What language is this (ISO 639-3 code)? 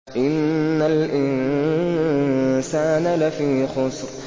ara